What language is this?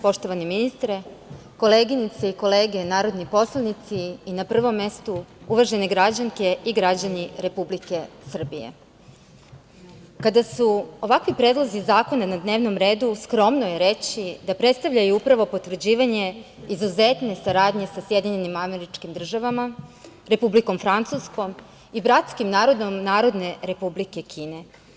Serbian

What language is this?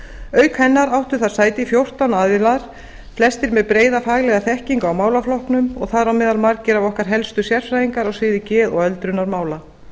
Icelandic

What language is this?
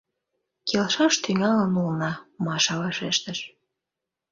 Mari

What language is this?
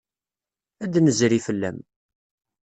Kabyle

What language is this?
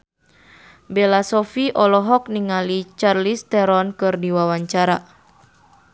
Sundanese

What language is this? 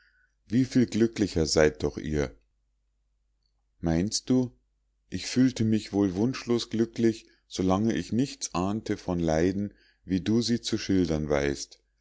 German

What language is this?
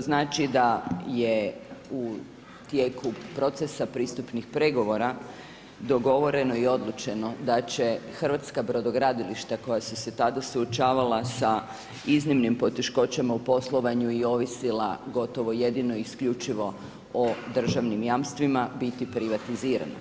Croatian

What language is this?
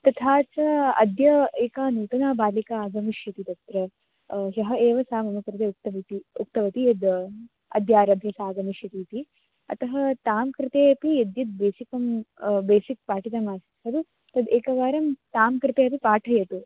Sanskrit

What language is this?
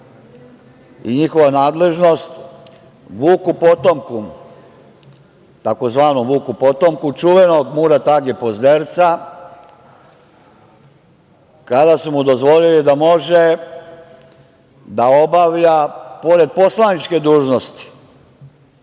Serbian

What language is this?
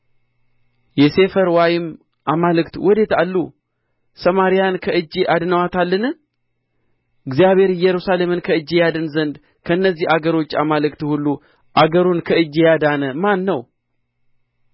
Amharic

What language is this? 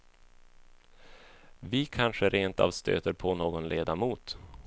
Swedish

